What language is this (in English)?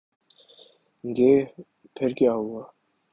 Urdu